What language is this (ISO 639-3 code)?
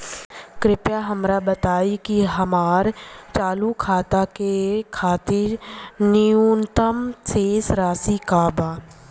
bho